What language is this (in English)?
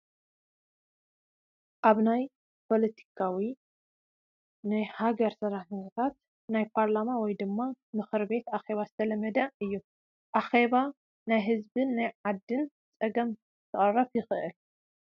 Tigrinya